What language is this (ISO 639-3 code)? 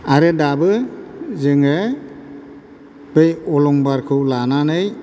brx